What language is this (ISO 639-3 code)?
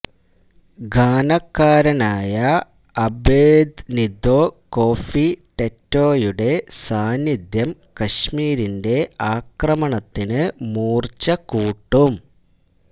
mal